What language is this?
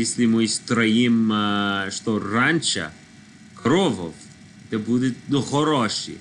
Russian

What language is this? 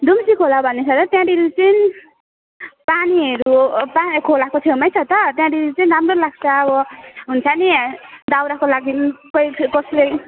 Nepali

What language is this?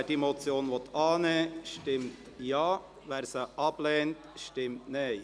Swiss German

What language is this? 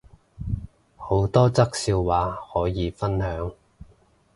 Cantonese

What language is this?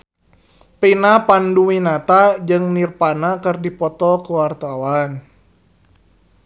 Sundanese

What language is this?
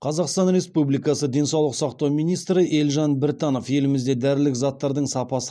Kazakh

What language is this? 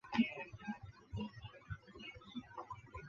Chinese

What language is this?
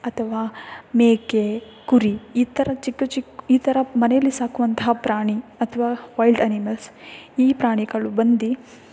Kannada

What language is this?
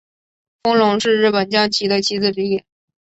Chinese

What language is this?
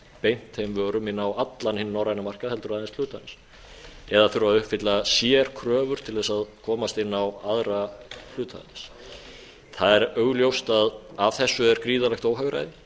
Icelandic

